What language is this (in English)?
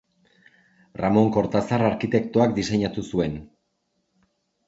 Basque